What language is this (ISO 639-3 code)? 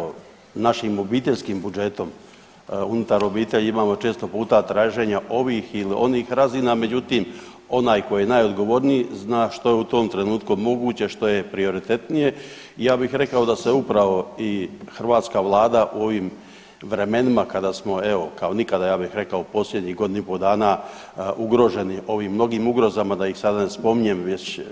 hrv